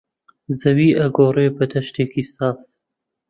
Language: Central Kurdish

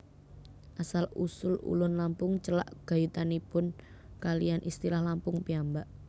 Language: Javanese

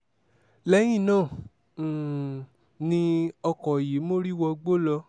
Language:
Yoruba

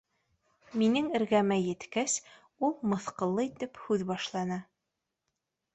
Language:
Bashkir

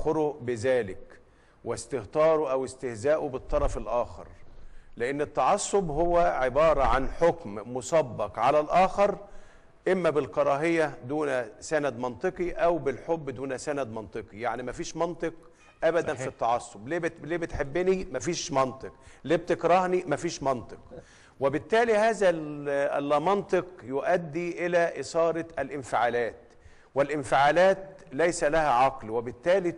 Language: Arabic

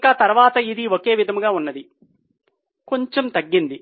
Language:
Telugu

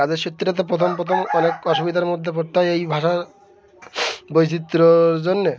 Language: Bangla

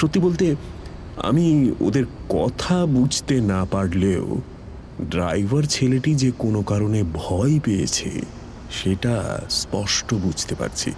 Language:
Bangla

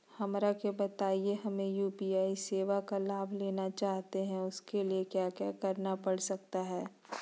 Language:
Magahi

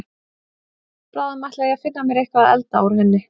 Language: Icelandic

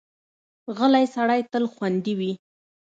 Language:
Pashto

